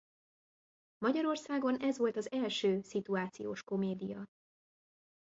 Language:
Hungarian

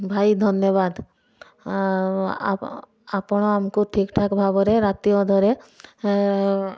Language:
Odia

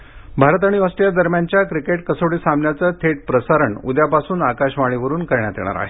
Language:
Marathi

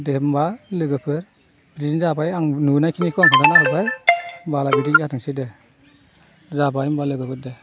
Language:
Bodo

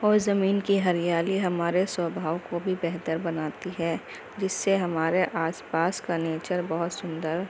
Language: Urdu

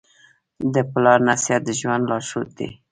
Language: Pashto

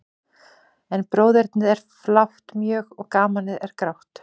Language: Icelandic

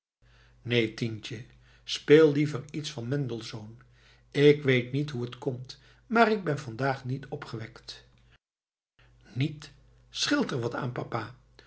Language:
Dutch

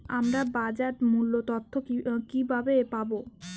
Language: Bangla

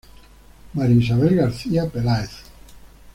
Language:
Spanish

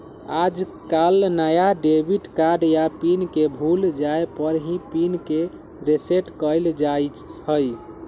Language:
Magahi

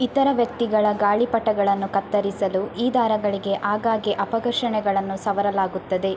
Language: Kannada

